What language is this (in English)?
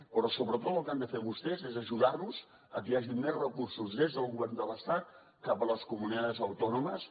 Catalan